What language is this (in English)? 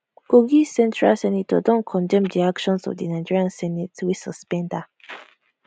Nigerian Pidgin